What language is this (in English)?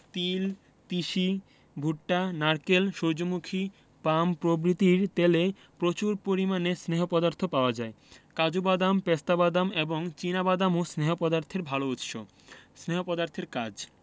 Bangla